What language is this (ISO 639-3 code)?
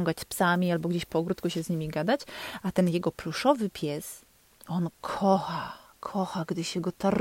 pol